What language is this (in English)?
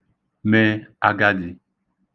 Igbo